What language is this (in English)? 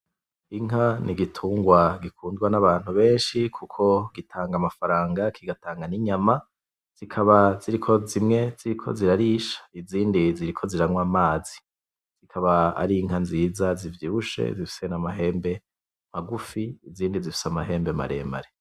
Rundi